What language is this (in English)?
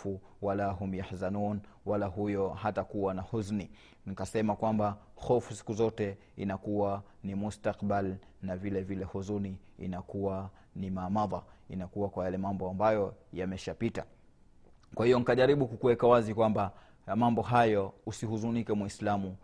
Swahili